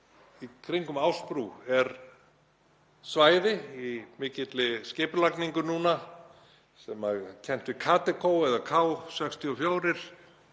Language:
Icelandic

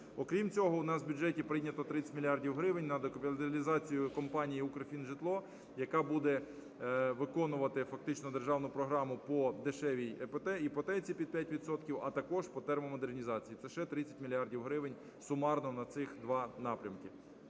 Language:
Ukrainian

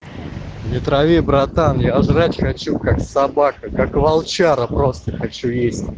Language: Russian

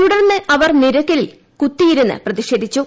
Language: Malayalam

